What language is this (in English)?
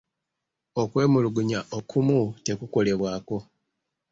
Ganda